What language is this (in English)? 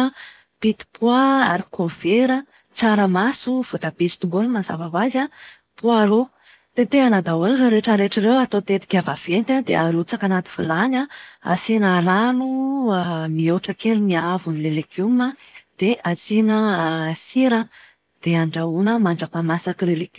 Malagasy